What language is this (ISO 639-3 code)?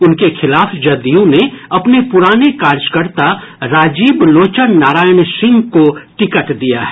hin